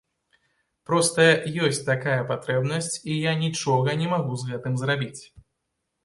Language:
Belarusian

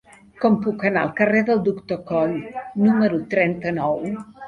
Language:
Catalan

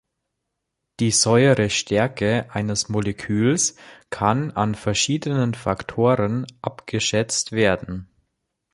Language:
German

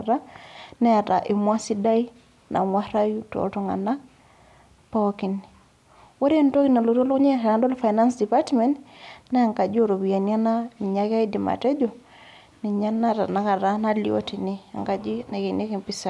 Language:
Masai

